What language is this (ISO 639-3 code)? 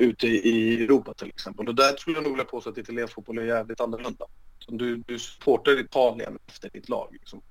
swe